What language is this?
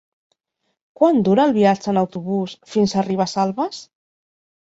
Catalan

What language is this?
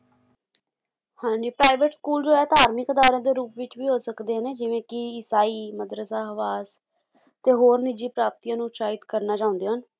Punjabi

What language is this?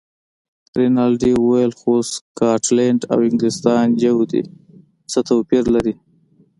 Pashto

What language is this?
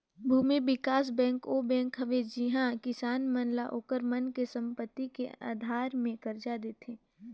Chhattisgarhi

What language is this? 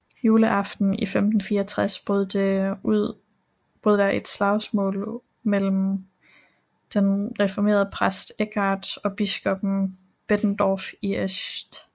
Danish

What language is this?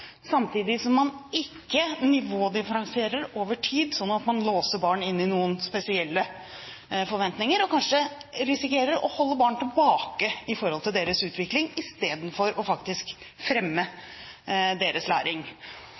Norwegian Bokmål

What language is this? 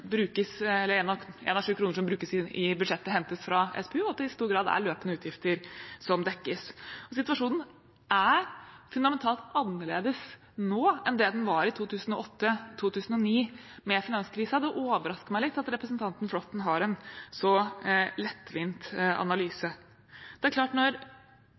Norwegian Bokmål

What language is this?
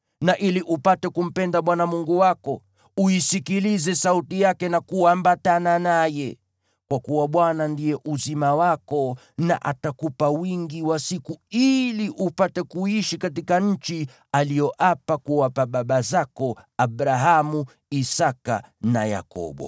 Swahili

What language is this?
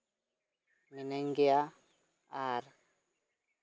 Santali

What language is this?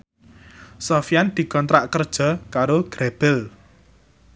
Javanese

